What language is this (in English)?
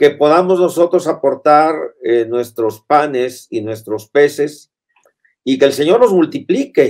Spanish